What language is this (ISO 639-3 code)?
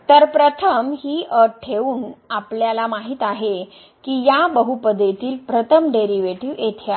mar